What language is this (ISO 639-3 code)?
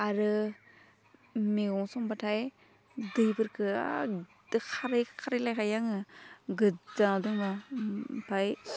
brx